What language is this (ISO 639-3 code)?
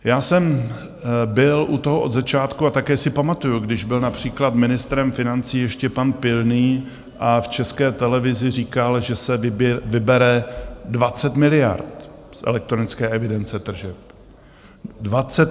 ces